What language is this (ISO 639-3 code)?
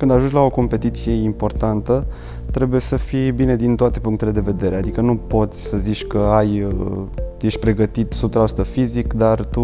ron